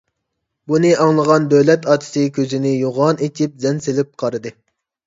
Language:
Uyghur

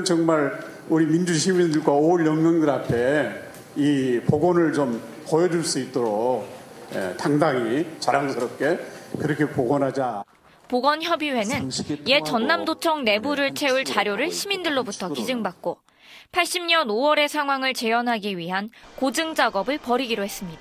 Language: Korean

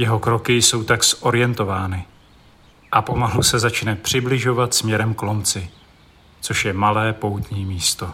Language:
Czech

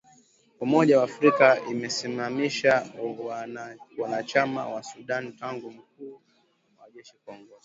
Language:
Swahili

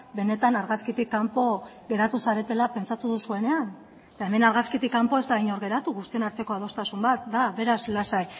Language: Basque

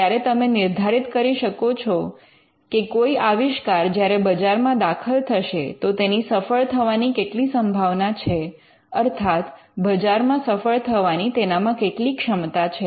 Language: Gujarati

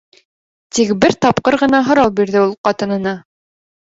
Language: Bashkir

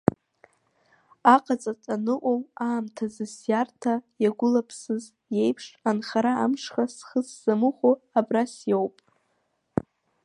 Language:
Abkhazian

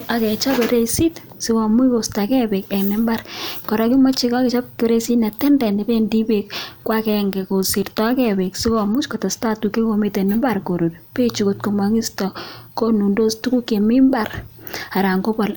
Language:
Kalenjin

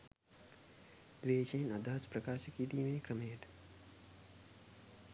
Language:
Sinhala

